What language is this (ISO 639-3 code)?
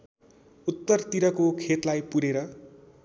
nep